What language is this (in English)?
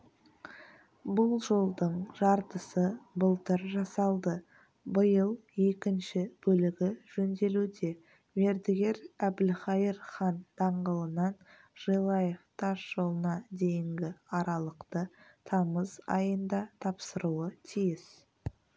Kazakh